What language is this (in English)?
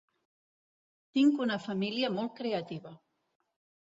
Catalan